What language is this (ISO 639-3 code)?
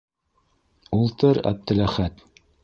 bak